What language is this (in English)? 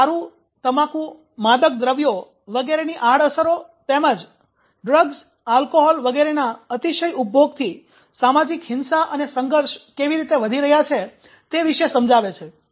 Gujarati